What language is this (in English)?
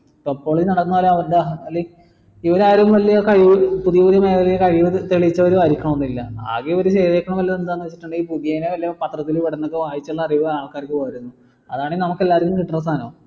Malayalam